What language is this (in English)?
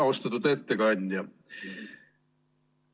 Estonian